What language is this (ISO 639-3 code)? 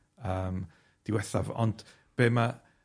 cym